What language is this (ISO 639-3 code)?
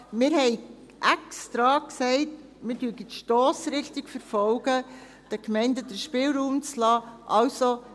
gsw